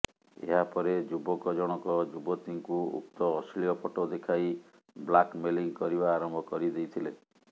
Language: Odia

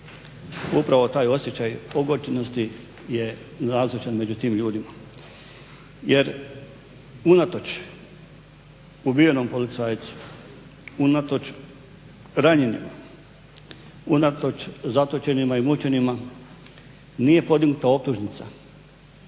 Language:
Croatian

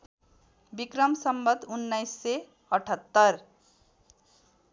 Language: Nepali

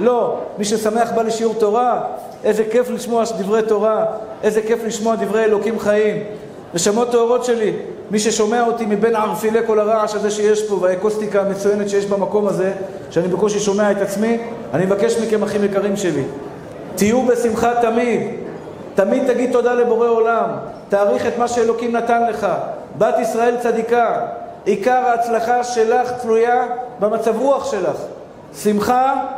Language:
Hebrew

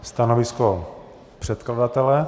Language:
Czech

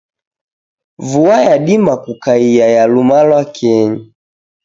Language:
Taita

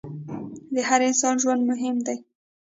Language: Pashto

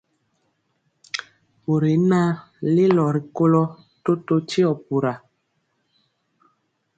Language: Mpiemo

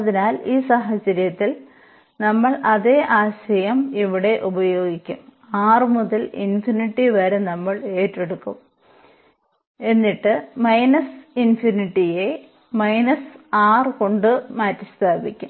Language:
Malayalam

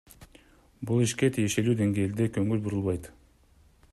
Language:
Kyrgyz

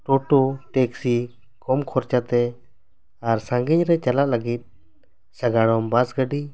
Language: Santali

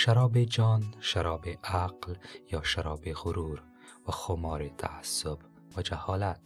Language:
Persian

